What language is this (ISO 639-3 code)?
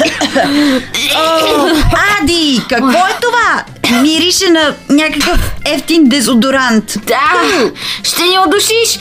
bul